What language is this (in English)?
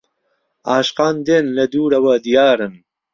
Central Kurdish